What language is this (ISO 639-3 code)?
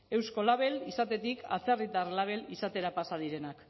eus